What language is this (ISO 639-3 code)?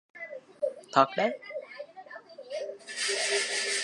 vie